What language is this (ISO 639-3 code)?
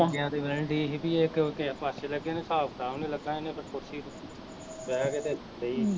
pan